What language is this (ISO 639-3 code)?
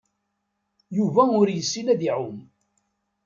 kab